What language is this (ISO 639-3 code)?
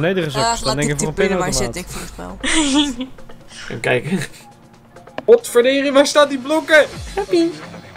nld